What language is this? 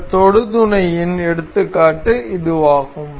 Tamil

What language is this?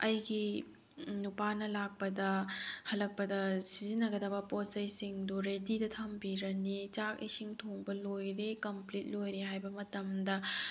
Manipuri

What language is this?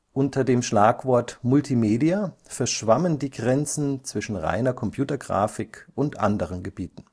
German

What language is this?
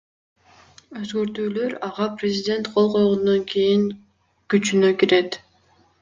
Kyrgyz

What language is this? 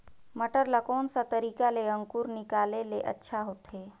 Chhattisgarhi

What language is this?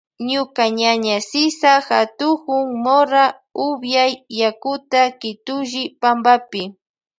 Loja Highland Quichua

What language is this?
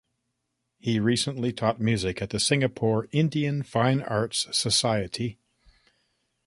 English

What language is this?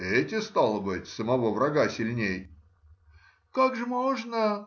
Russian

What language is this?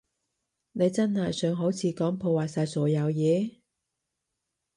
Cantonese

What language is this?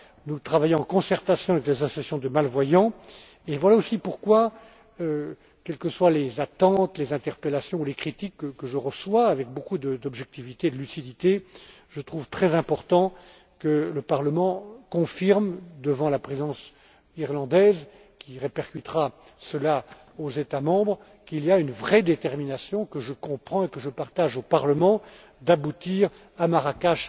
French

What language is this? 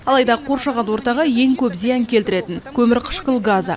Kazakh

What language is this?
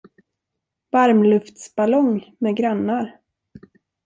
Swedish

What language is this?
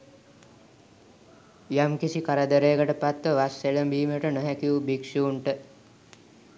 Sinhala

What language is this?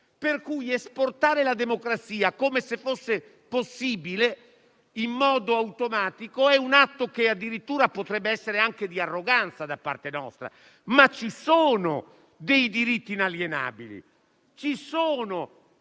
Italian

